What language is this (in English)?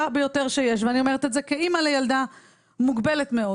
Hebrew